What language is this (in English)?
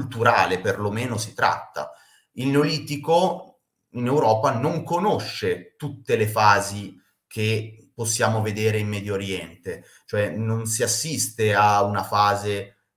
Italian